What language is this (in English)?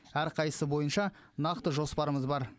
Kazakh